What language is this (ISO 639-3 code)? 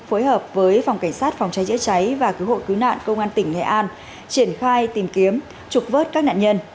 vie